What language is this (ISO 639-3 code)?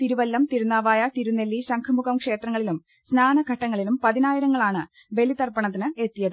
mal